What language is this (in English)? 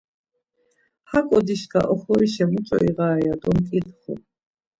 Laz